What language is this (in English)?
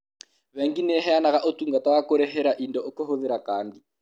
Kikuyu